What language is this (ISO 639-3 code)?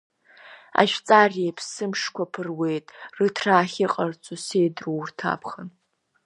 abk